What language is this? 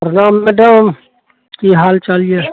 Maithili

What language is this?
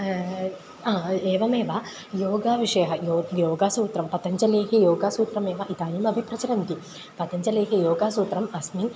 Sanskrit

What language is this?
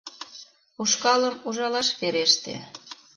Mari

